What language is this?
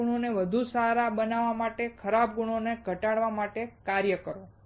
Gujarati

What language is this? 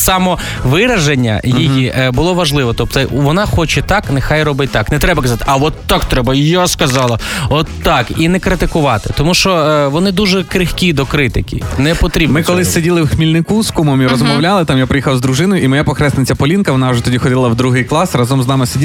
Ukrainian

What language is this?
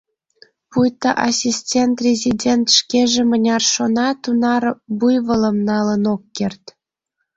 Mari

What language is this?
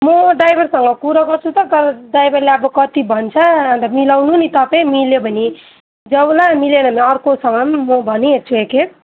Nepali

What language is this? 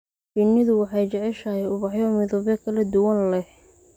Somali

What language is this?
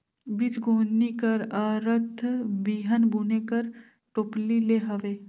Chhattisgarhi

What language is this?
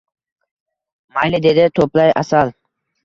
Uzbek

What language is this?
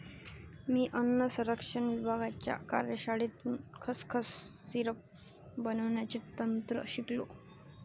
Marathi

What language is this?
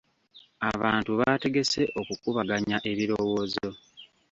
Ganda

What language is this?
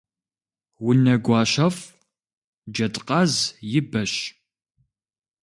Kabardian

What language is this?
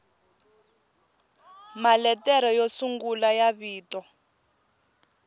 Tsonga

